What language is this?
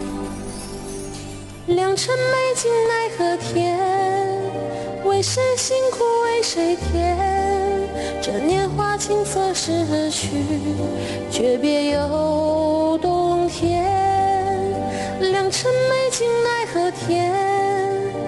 Chinese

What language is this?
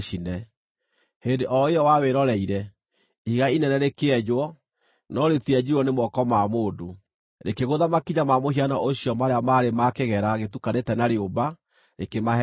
Kikuyu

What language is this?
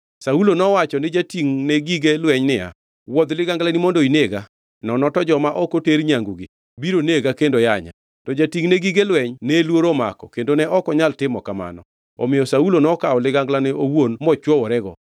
Luo (Kenya and Tanzania)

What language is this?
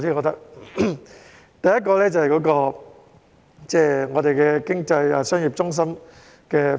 Cantonese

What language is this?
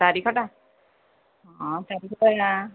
Odia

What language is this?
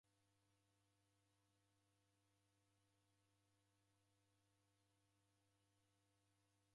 Taita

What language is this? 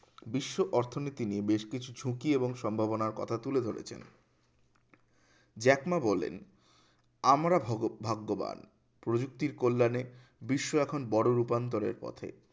Bangla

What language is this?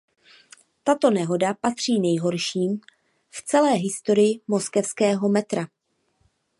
Czech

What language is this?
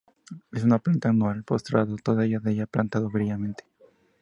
Spanish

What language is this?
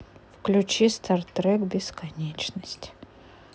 Russian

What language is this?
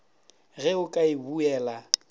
Northern Sotho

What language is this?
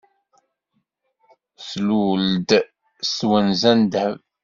Kabyle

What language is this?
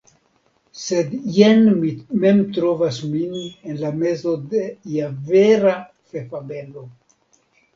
Esperanto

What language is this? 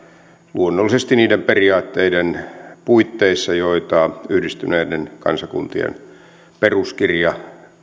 Finnish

